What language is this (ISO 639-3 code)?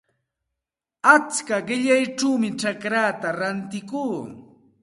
qxt